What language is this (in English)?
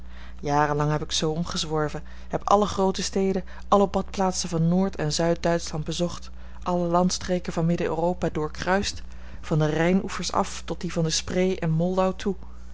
Dutch